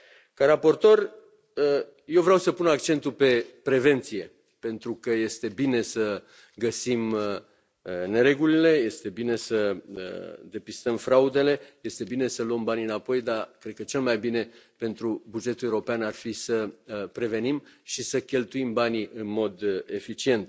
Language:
Romanian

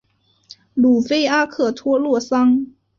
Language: Chinese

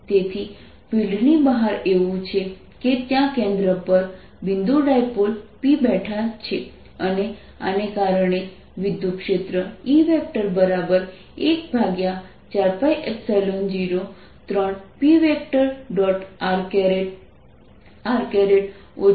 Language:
Gujarati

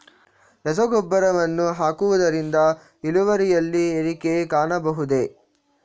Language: Kannada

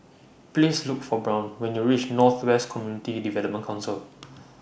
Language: English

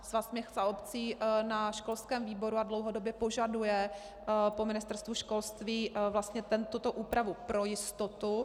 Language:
Czech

